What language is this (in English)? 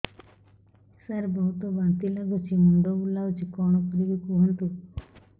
Odia